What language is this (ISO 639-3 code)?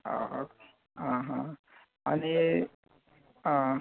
kok